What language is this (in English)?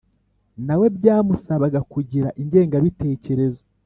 Kinyarwanda